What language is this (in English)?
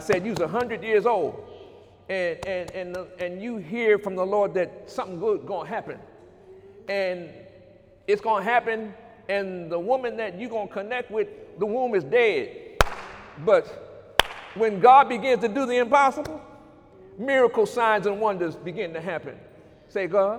English